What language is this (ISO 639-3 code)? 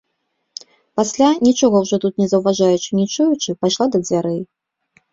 bel